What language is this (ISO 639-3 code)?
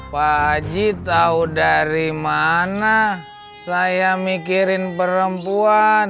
ind